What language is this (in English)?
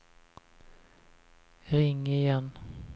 Swedish